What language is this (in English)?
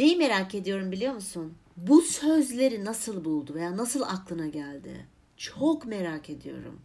Turkish